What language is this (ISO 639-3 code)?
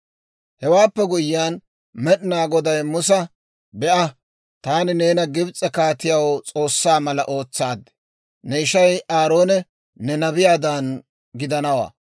dwr